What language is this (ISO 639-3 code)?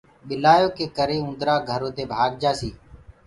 ggg